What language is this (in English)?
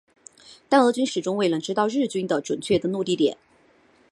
Chinese